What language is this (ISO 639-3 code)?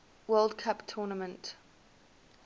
eng